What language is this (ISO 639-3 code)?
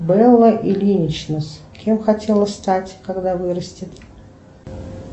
rus